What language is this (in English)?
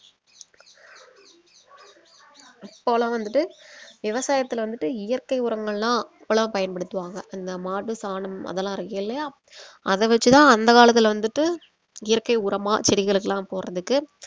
Tamil